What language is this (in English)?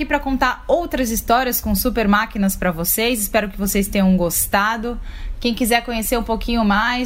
Portuguese